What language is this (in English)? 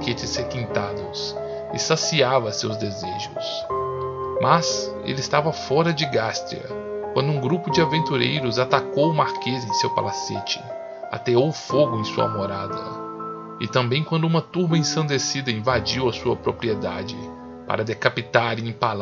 Portuguese